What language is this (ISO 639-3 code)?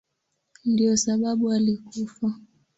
swa